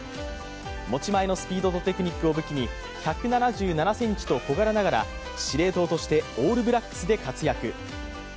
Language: Japanese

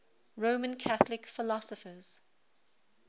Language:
English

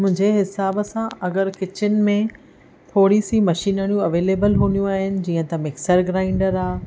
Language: Sindhi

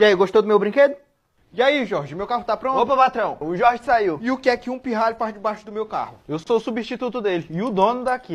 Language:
Portuguese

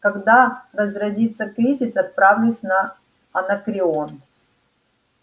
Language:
Russian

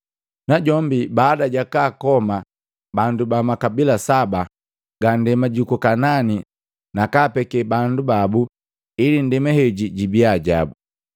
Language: Matengo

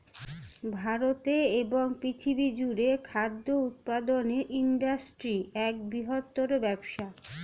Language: Bangla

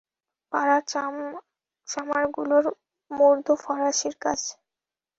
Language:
Bangla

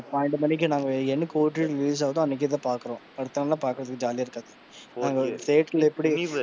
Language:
Tamil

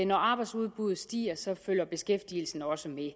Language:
Danish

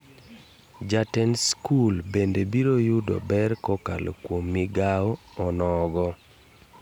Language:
Luo (Kenya and Tanzania)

